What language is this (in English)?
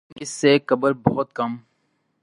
Urdu